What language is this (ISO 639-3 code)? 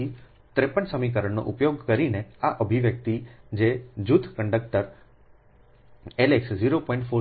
guj